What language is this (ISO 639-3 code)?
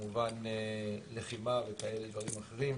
heb